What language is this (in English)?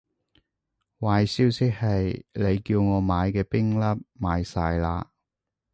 Cantonese